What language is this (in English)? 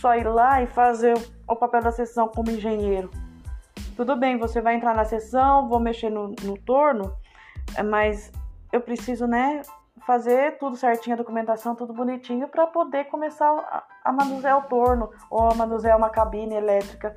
Portuguese